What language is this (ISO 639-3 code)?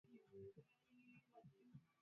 swa